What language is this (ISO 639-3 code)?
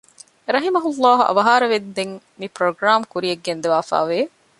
div